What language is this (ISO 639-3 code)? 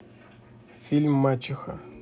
rus